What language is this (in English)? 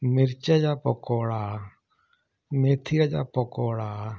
Sindhi